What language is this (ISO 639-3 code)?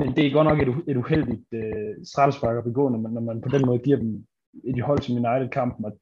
dan